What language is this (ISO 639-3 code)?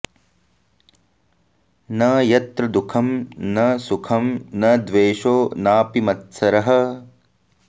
san